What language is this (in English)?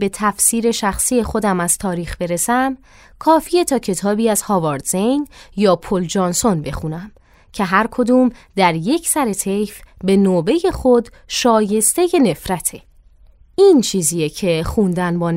Persian